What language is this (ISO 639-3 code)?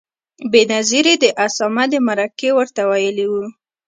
pus